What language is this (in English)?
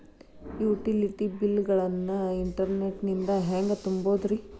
Kannada